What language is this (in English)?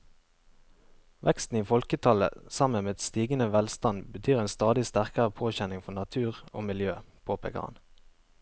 Norwegian